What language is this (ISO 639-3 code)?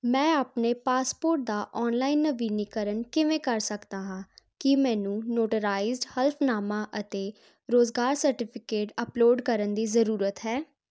pan